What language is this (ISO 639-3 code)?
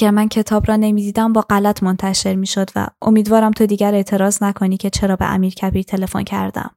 fas